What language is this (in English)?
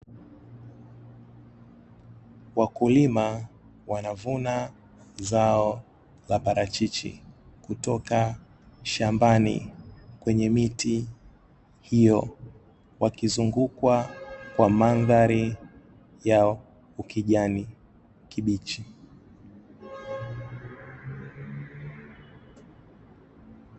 Swahili